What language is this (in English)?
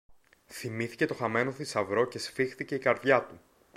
Greek